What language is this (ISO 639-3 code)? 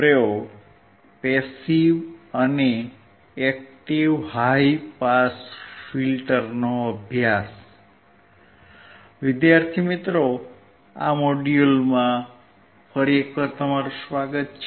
guj